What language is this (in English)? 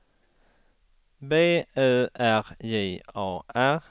Swedish